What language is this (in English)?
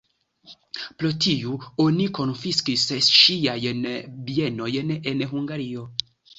Esperanto